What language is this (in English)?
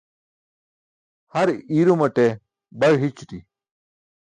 Burushaski